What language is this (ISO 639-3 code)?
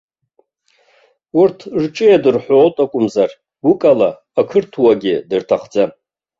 abk